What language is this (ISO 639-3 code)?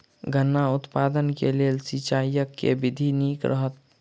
mai